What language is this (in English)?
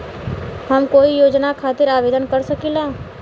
Bhojpuri